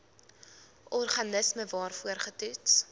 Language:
Afrikaans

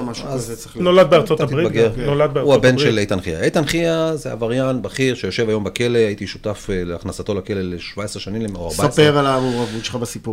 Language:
Hebrew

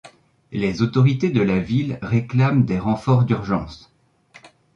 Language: French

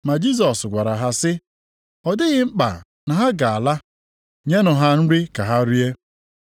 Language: Igbo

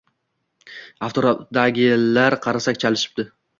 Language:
Uzbek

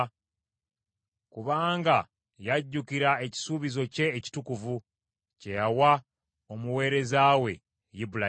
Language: Ganda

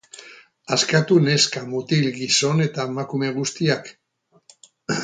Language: Basque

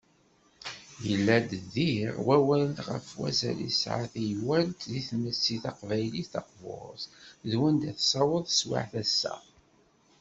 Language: Kabyle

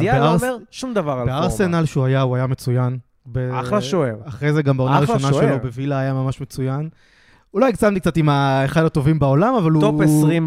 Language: Hebrew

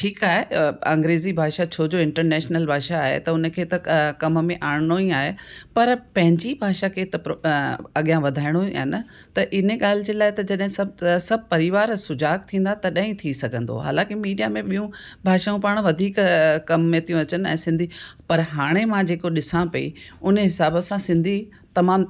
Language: Sindhi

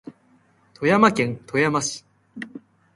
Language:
Japanese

